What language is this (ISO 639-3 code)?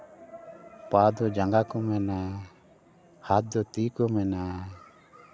sat